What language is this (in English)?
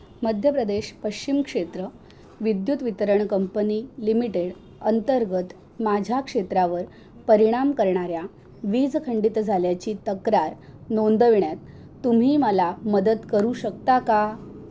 Marathi